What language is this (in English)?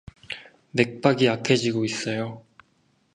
Korean